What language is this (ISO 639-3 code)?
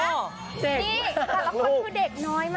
tha